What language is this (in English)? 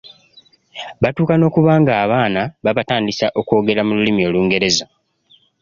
Ganda